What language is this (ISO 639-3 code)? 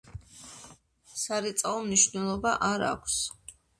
kat